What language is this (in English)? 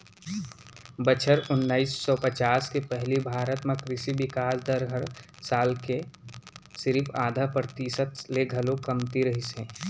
Chhattisgarhi